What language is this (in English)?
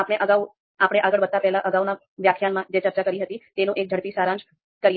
Gujarati